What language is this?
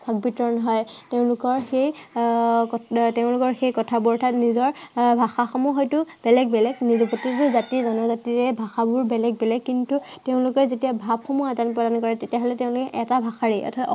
Assamese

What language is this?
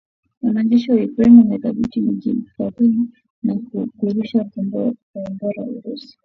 Swahili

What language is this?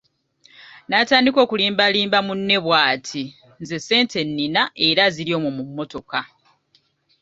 Ganda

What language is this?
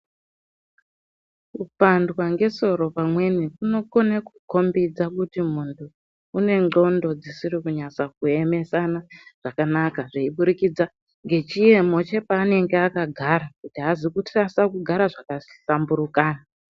Ndau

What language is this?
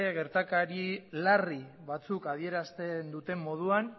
Basque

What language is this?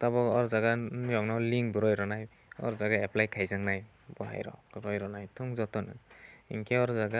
Hindi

